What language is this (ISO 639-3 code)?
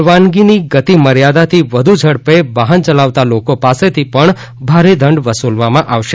guj